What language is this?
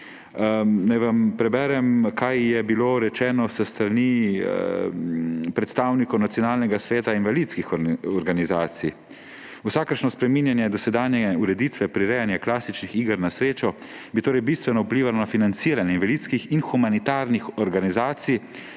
Slovenian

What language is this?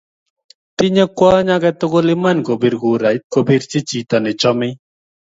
Kalenjin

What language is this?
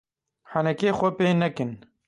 Kurdish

